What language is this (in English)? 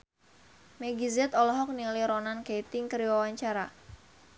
Sundanese